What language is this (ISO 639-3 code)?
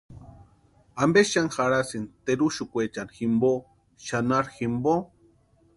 pua